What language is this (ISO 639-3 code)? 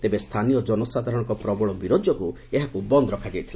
ori